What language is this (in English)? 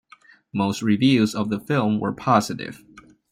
English